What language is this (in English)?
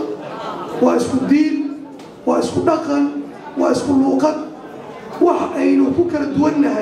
Arabic